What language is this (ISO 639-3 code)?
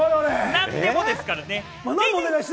jpn